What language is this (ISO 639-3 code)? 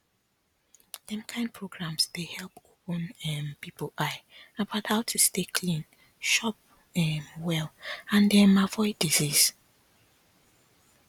pcm